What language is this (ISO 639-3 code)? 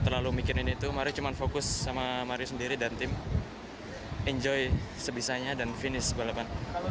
ind